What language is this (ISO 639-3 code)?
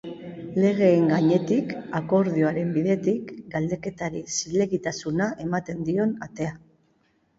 eus